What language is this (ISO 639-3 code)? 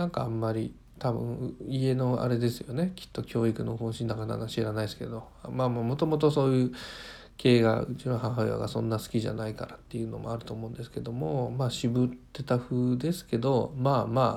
jpn